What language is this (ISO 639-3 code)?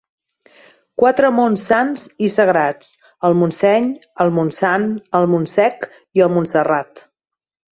cat